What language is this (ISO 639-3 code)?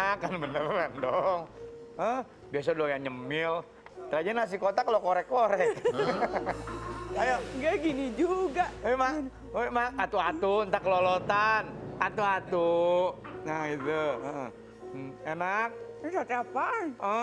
ind